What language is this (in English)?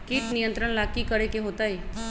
Magahi